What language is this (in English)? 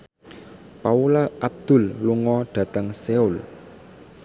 Javanese